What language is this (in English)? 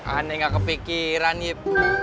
Indonesian